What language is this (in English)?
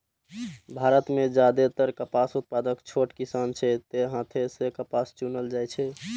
Maithili